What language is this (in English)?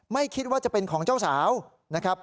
Thai